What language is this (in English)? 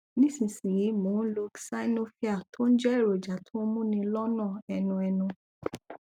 Yoruba